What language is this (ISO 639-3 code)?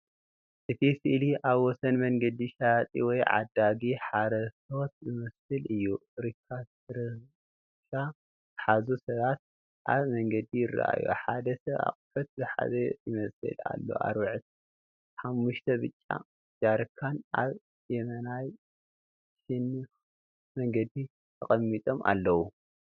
tir